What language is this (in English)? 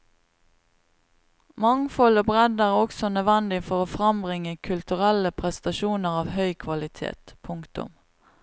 Norwegian